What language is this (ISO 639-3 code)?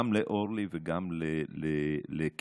heb